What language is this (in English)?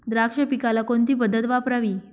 Marathi